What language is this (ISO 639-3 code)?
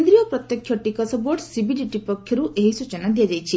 ori